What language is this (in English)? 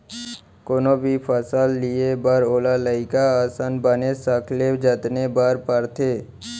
Chhattisgarhi